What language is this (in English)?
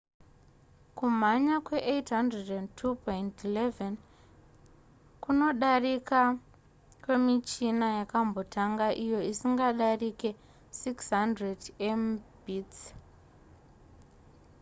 Shona